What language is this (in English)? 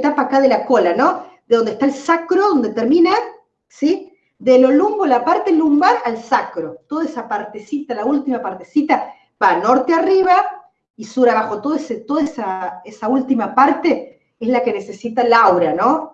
Spanish